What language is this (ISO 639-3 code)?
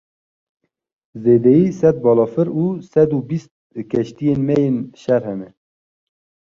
kur